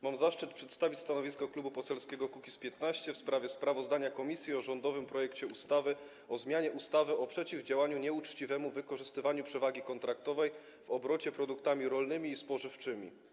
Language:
Polish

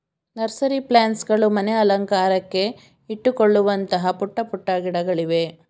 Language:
Kannada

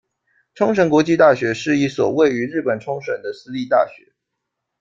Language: Chinese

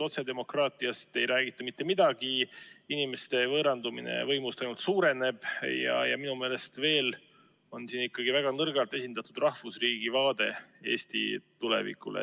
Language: Estonian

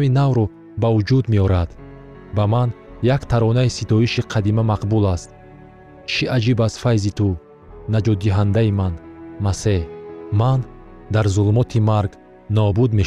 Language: Persian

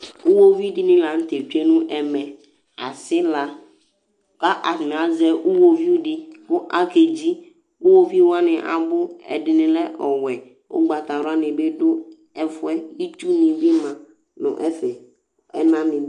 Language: Ikposo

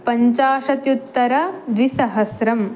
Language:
Sanskrit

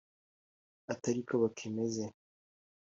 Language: Kinyarwanda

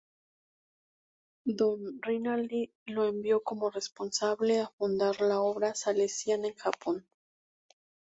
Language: Spanish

